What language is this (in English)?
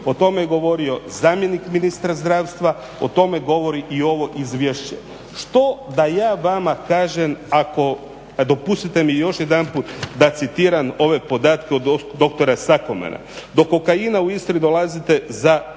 Croatian